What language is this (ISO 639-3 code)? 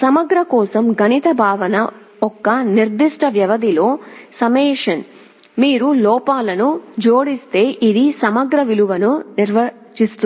tel